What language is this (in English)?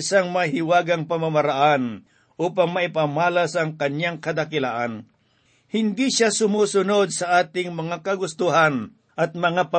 Filipino